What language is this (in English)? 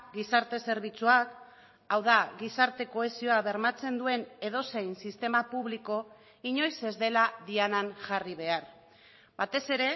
Basque